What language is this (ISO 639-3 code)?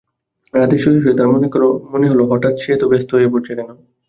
ben